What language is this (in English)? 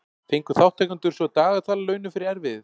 Icelandic